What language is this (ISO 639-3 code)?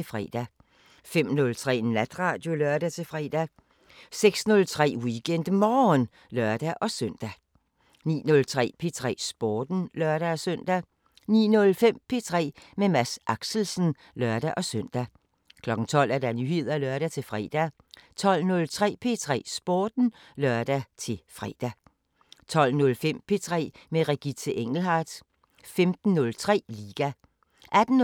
dan